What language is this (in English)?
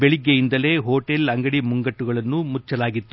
Kannada